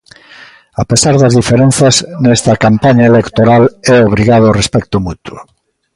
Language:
Galician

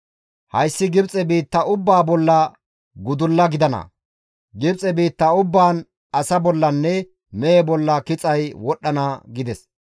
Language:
Gamo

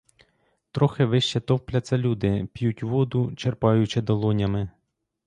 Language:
Ukrainian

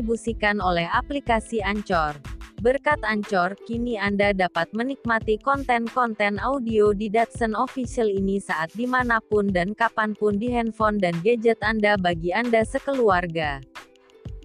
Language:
Indonesian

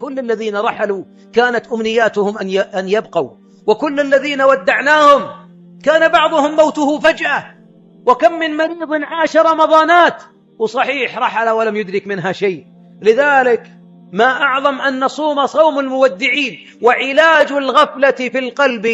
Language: Arabic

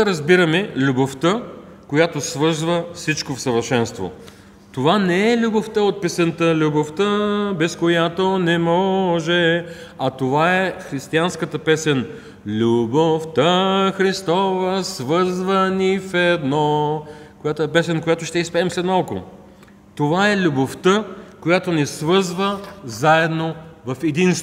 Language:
Bulgarian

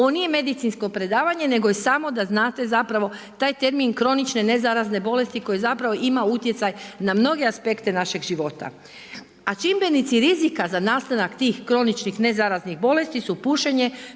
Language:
Croatian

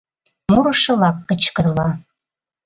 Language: Mari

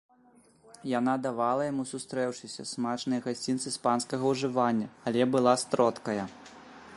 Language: Belarusian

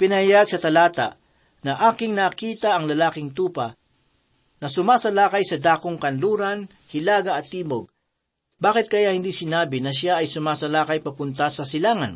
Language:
Filipino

